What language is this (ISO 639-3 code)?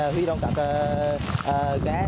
vie